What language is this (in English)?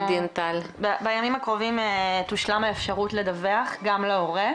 Hebrew